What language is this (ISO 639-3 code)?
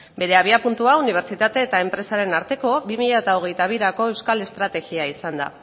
eus